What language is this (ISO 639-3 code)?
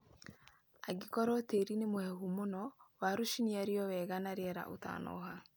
kik